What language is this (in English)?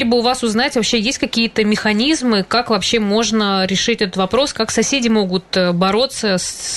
Russian